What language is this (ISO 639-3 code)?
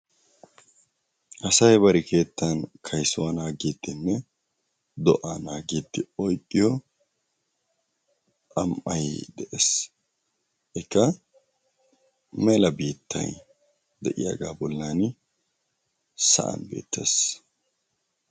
wal